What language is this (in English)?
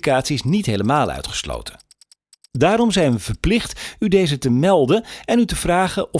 Dutch